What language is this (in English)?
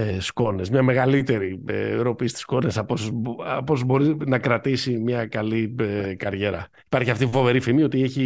Greek